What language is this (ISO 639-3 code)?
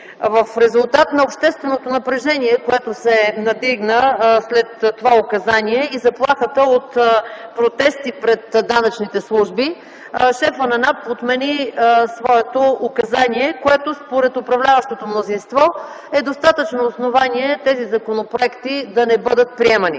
bul